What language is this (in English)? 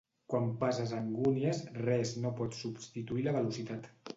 Catalan